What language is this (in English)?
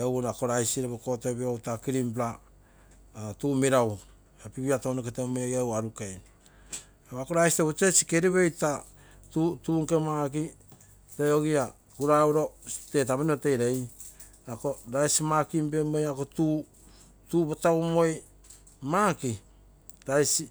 Terei